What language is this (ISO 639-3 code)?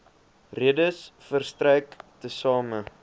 afr